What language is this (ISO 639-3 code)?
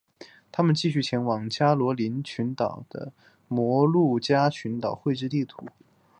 zho